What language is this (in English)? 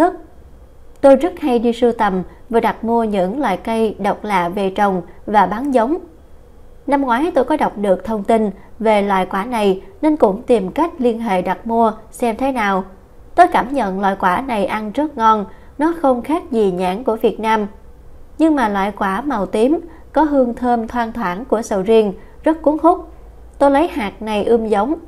Vietnamese